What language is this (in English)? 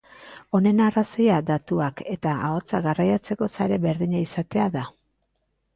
Basque